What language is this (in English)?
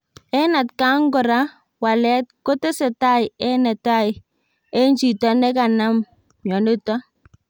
Kalenjin